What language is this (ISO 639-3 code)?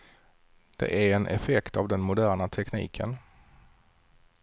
swe